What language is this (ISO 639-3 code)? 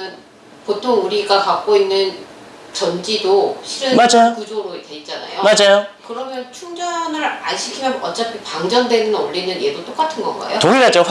kor